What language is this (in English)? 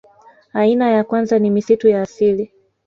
Swahili